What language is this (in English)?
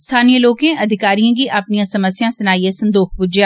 Dogri